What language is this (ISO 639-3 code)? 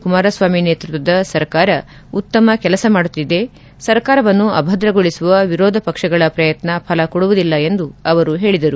kan